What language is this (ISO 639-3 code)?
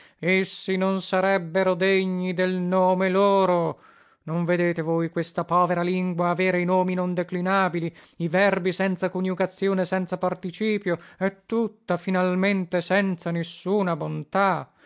ita